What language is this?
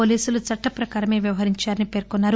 Telugu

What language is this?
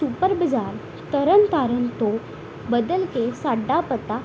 Punjabi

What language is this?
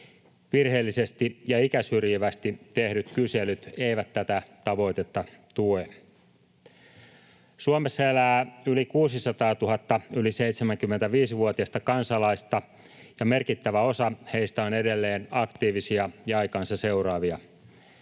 Finnish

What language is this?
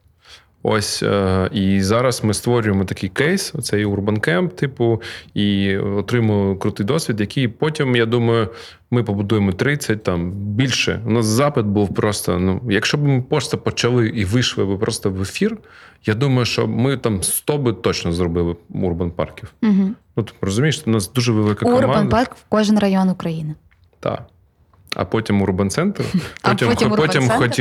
Ukrainian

